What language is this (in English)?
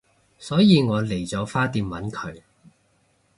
Cantonese